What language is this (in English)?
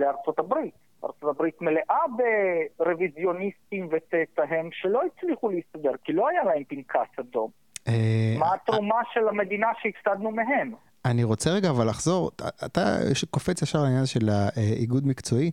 Hebrew